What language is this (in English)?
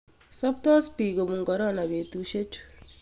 Kalenjin